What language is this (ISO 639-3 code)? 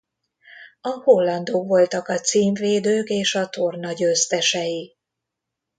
hun